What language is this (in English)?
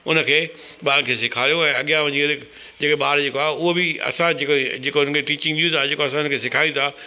Sindhi